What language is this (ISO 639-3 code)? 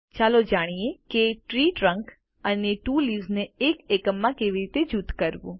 guj